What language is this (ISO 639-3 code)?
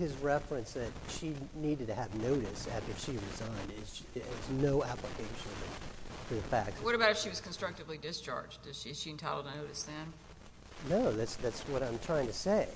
eng